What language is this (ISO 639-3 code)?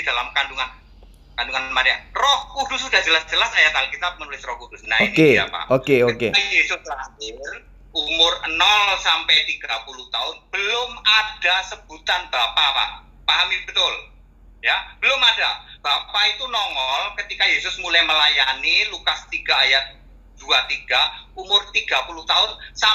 ind